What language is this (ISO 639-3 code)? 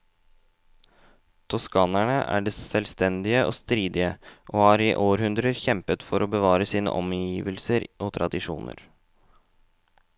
nor